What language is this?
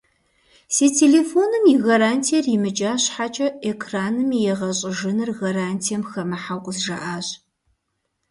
Kabardian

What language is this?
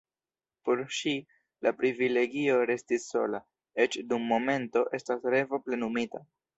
Esperanto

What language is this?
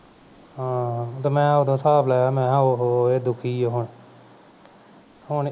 Punjabi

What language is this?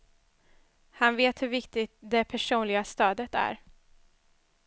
Swedish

